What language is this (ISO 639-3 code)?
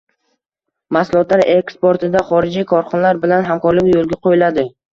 uzb